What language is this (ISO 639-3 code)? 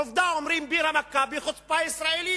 heb